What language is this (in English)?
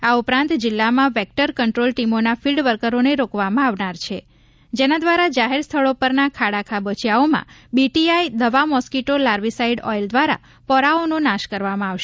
Gujarati